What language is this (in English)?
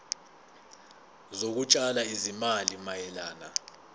Zulu